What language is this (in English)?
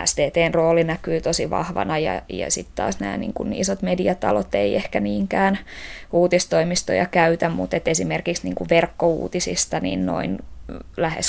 Finnish